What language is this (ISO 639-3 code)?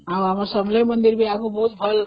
ori